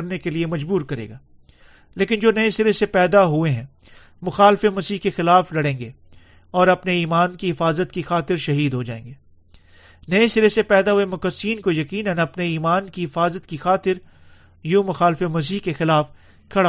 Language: Urdu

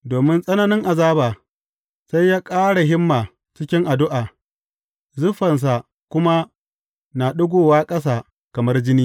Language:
Hausa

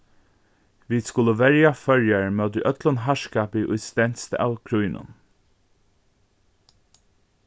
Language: Faroese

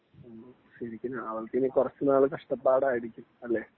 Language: Malayalam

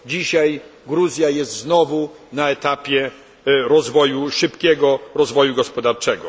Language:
Polish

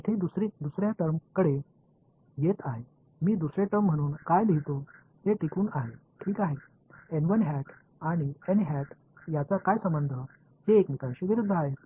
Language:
Marathi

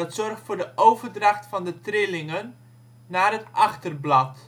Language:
Dutch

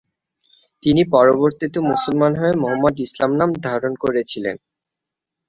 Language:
Bangla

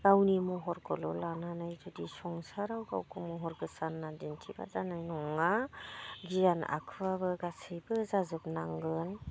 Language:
Bodo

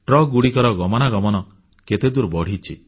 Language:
Odia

